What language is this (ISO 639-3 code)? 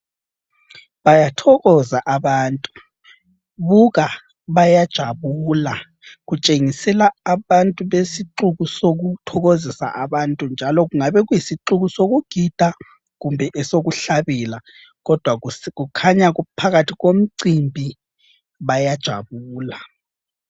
nde